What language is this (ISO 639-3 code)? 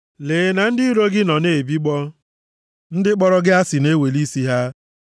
ibo